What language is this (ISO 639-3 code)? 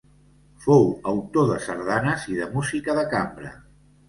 cat